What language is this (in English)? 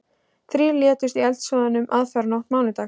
Icelandic